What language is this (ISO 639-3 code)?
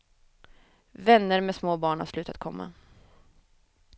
swe